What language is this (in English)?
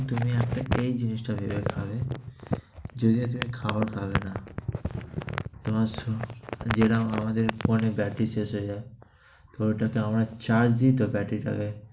Bangla